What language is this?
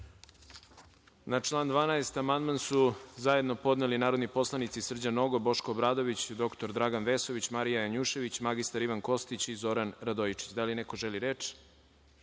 Serbian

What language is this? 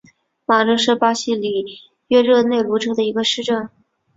Chinese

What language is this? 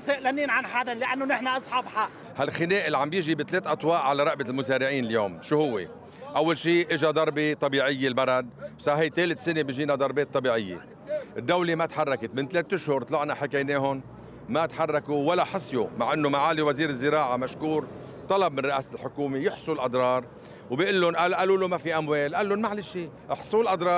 Arabic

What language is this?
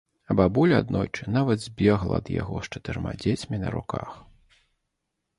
Belarusian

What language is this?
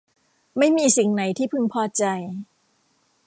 Thai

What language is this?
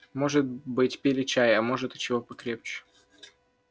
Russian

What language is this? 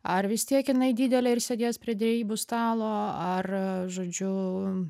Lithuanian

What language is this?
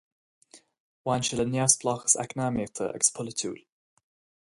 Irish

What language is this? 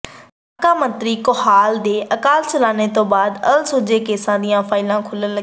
Punjabi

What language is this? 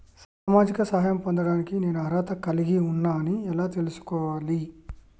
Telugu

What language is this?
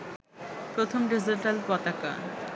Bangla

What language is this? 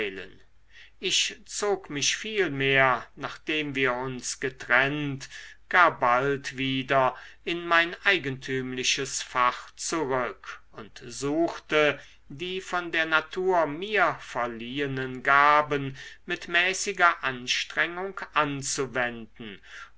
German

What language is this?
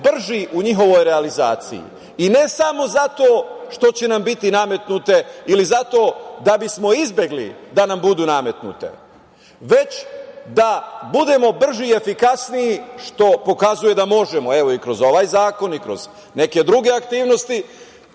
Serbian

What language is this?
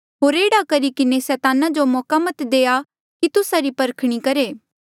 Mandeali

